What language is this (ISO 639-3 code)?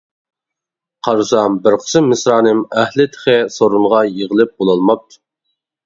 uig